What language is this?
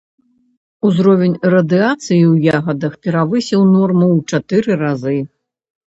Belarusian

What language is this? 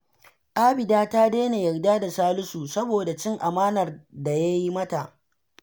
Hausa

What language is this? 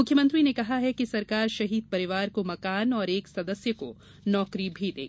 Hindi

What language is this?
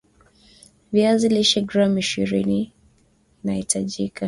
Swahili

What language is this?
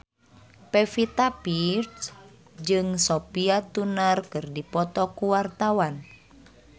Sundanese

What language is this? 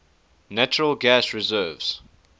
English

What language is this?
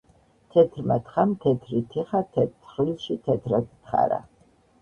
Georgian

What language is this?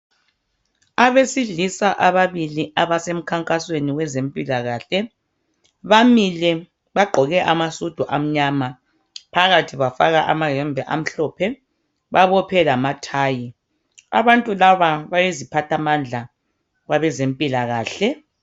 North Ndebele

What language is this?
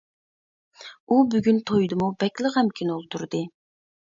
Uyghur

